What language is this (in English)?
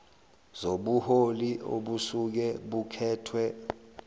Zulu